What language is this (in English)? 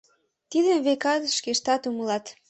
Mari